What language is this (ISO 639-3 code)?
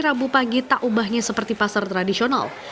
ind